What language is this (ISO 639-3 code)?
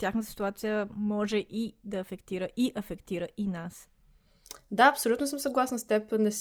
bul